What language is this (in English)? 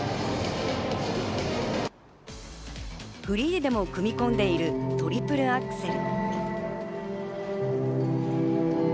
Japanese